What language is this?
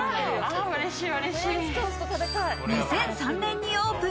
Japanese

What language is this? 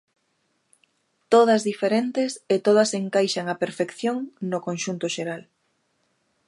Galician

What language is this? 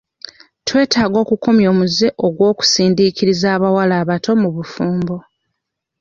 Ganda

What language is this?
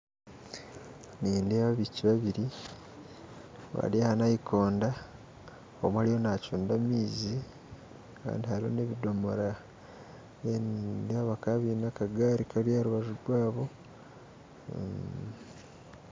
Nyankole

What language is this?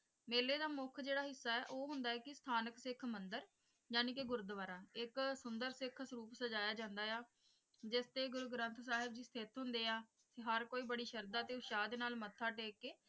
Punjabi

